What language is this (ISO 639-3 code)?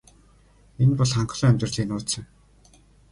mon